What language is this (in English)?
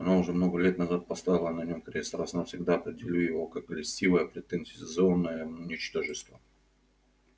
Russian